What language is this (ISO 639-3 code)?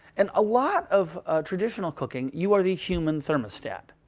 eng